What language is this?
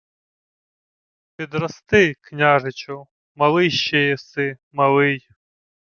Ukrainian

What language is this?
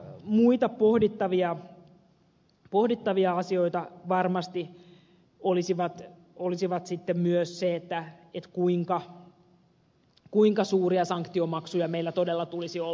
Finnish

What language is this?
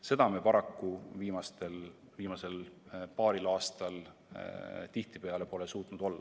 Estonian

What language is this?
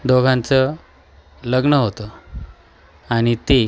Marathi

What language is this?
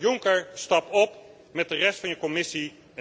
Dutch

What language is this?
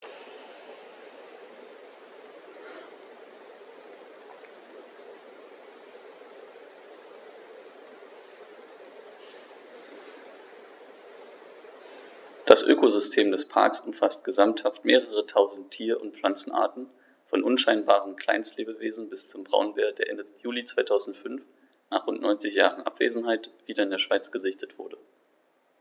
German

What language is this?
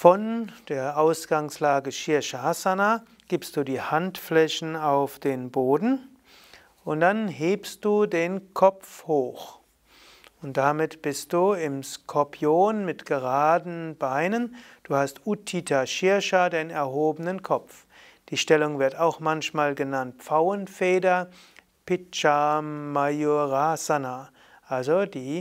German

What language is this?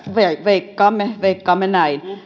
Finnish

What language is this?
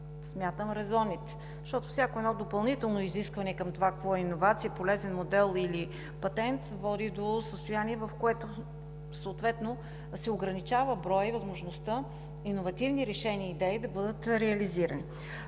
Bulgarian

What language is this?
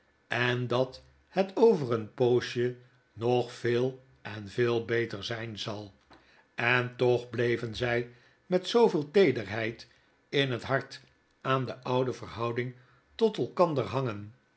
Dutch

